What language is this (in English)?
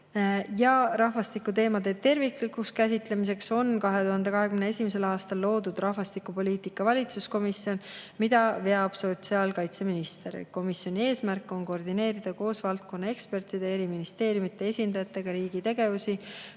Estonian